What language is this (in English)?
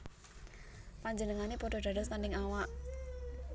Javanese